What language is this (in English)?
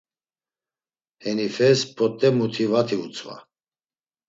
Laz